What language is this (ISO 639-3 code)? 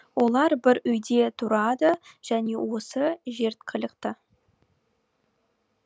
kaz